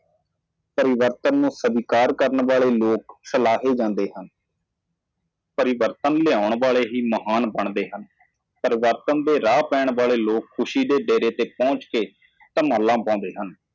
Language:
Punjabi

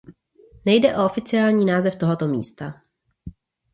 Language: Czech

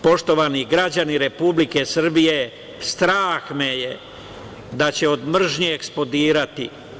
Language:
Serbian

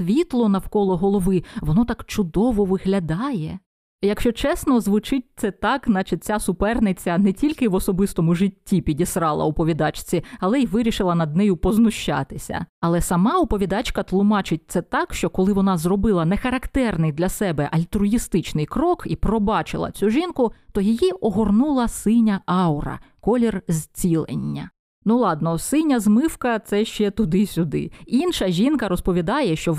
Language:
Ukrainian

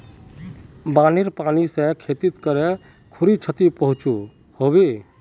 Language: Magahi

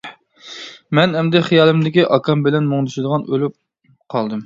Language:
Uyghur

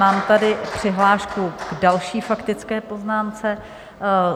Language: Czech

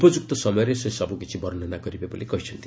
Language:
Odia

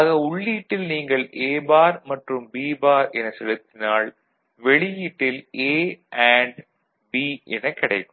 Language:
Tamil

